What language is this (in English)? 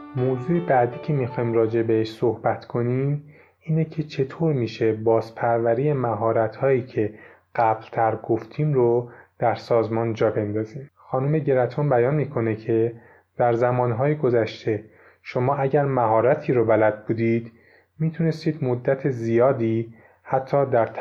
Persian